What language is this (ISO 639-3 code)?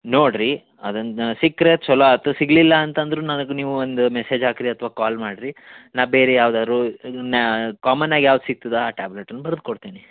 kan